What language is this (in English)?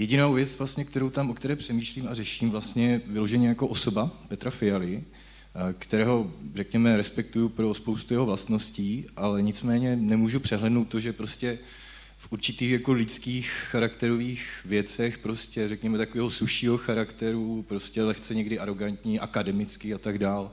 Czech